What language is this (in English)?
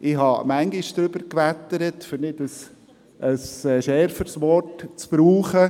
Swiss German